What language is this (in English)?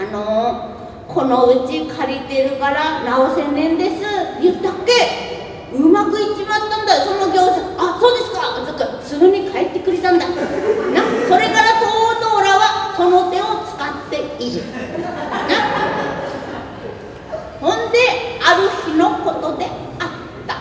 Japanese